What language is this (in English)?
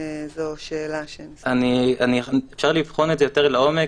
Hebrew